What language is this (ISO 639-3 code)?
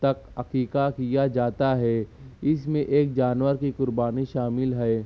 urd